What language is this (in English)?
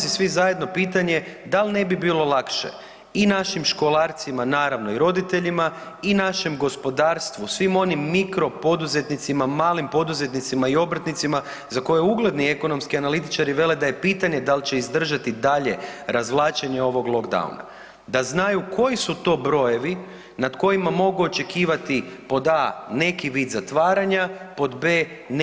Croatian